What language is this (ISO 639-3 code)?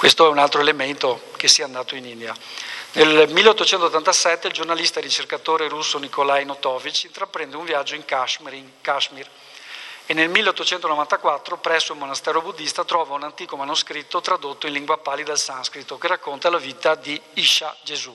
ita